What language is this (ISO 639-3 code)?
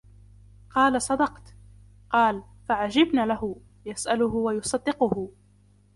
ara